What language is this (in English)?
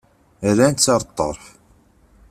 Kabyle